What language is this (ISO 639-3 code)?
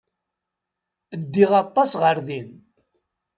kab